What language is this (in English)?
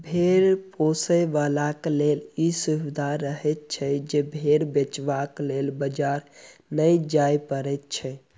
Maithili